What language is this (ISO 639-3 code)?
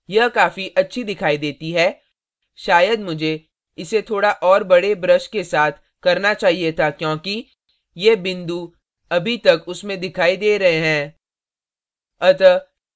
hin